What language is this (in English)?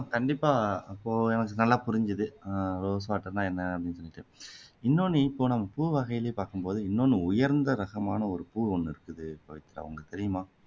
Tamil